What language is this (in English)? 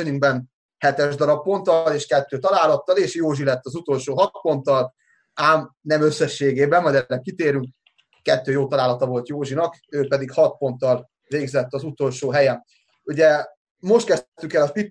Hungarian